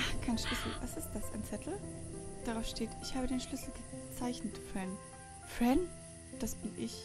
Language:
German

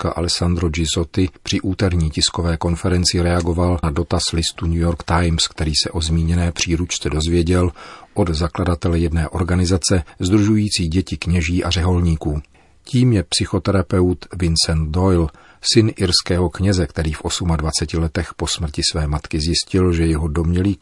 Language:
Czech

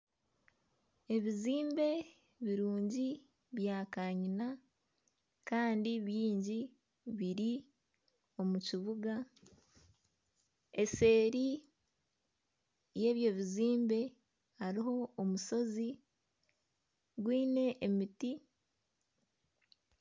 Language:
Nyankole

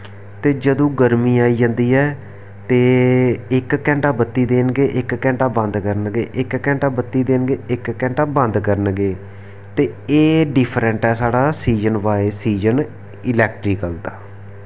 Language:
Dogri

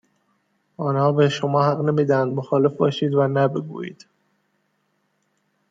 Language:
Persian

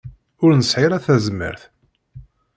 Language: Kabyle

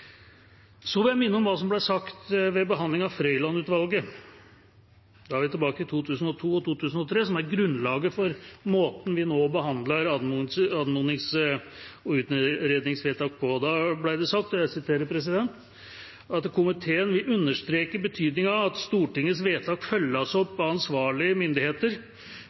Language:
Norwegian Bokmål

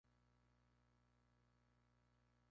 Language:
Spanish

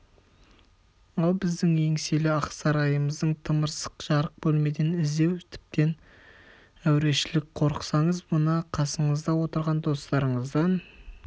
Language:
Kazakh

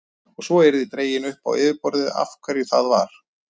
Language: Icelandic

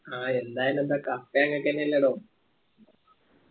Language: Malayalam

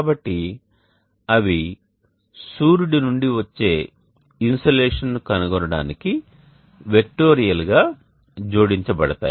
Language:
Telugu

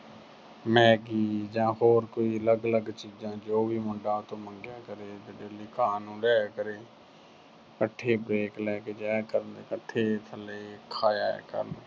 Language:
Punjabi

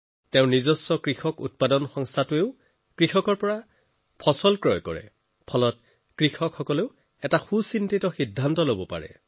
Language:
Assamese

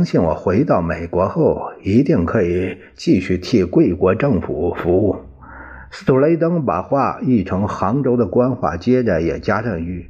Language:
Chinese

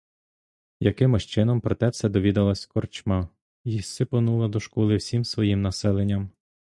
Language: Ukrainian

